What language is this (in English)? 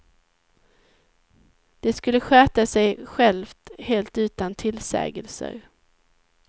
Swedish